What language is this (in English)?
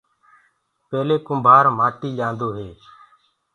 Gurgula